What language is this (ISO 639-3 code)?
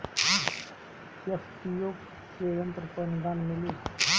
bho